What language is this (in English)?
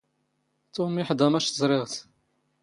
Standard Moroccan Tamazight